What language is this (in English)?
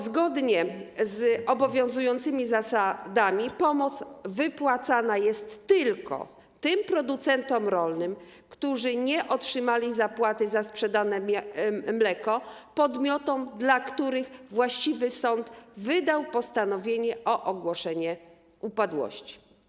Polish